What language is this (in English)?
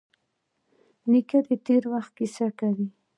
Pashto